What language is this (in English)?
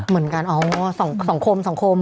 Thai